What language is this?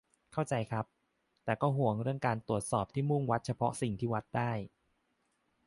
Thai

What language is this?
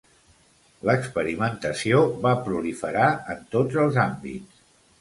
Catalan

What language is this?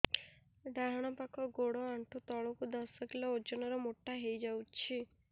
Odia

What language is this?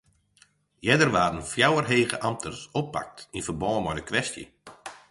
Western Frisian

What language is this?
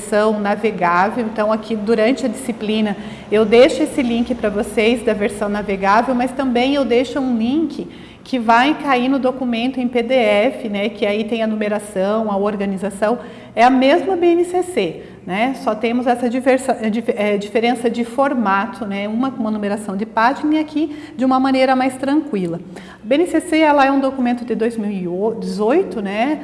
Portuguese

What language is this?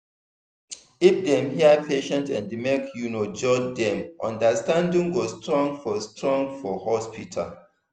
Nigerian Pidgin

